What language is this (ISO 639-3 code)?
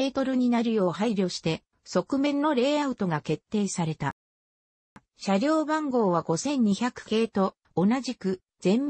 jpn